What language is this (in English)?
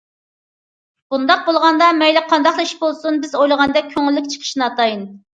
Uyghur